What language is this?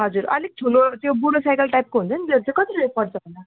Nepali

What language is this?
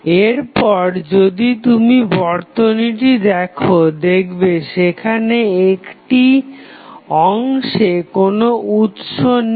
Bangla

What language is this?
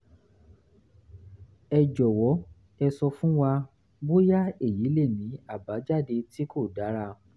Yoruba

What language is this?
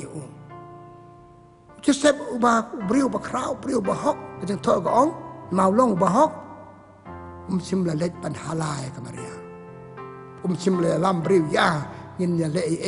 Arabic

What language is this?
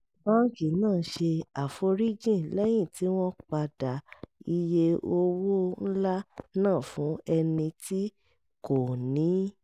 Yoruba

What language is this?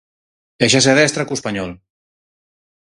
Galician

